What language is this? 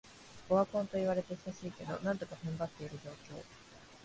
Japanese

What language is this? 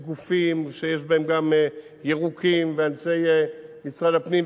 Hebrew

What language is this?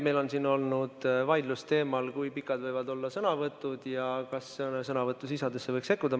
Estonian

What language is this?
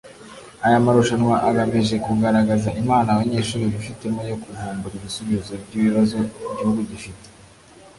Kinyarwanda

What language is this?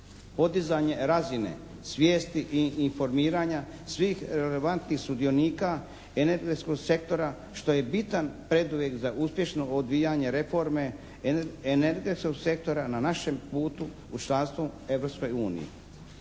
Croatian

